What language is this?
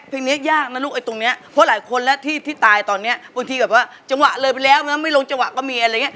Thai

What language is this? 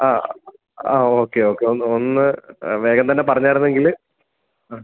Malayalam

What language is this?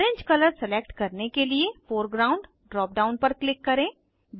Hindi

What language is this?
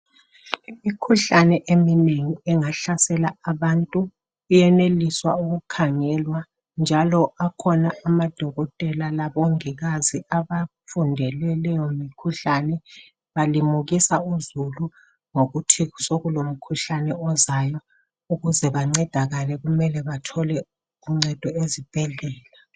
North Ndebele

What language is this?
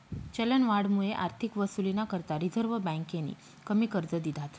Marathi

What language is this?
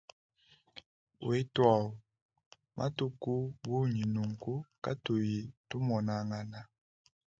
Luba-Lulua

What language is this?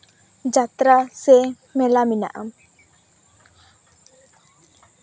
Santali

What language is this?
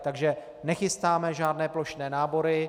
Czech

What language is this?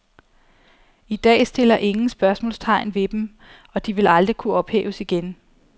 Danish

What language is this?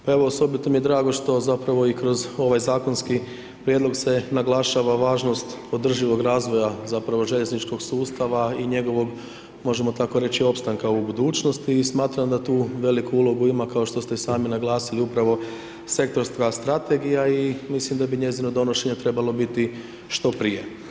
Croatian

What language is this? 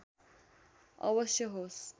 Nepali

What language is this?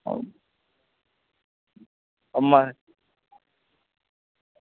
Dogri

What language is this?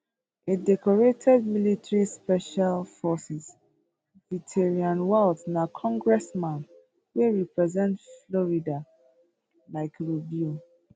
Nigerian Pidgin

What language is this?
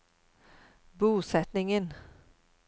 Norwegian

